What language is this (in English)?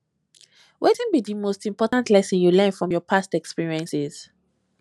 Nigerian Pidgin